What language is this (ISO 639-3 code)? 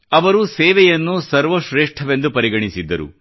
kan